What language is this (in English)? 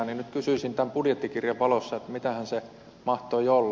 Finnish